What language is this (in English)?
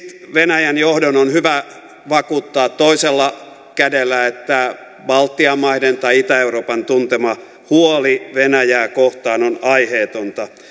Finnish